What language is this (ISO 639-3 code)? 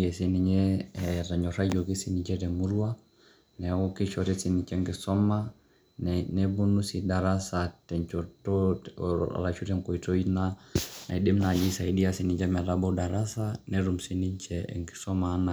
mas